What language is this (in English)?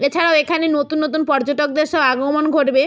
Bangla